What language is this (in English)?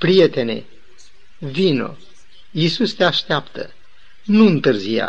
Romanian